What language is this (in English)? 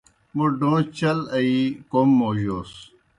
Kohistani Shina